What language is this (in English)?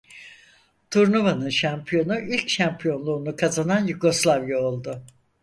Turkish